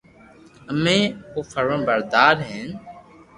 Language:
Loarki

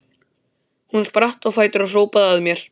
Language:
Icelandic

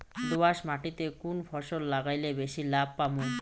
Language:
Bangla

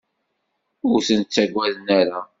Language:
Kabyle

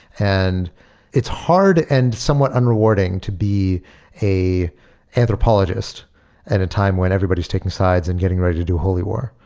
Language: English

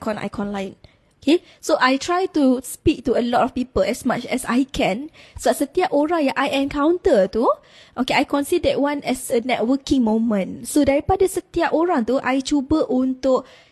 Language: Malay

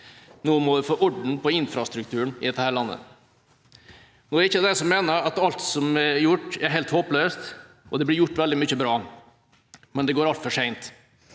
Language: Norwegian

